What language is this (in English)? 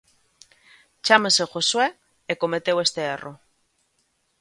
Galician